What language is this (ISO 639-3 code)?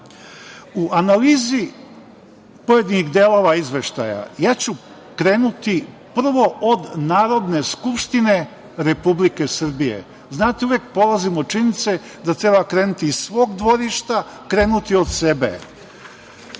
srp